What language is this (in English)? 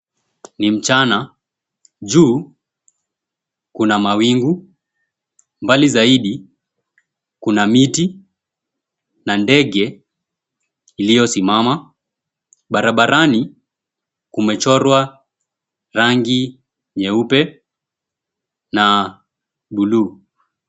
Swahili